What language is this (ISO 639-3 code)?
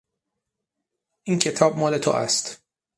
fas